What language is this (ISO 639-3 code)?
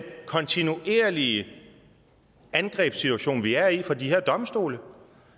dan